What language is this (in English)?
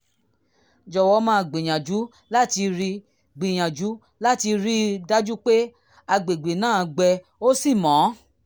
Yoruba